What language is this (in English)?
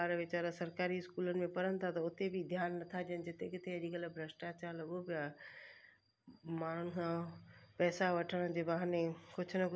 Sindhi